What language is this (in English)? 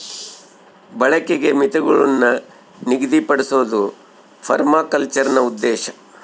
Kannada